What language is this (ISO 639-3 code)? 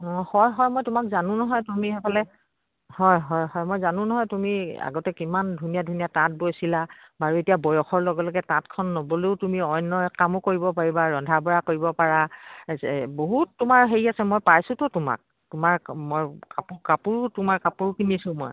asm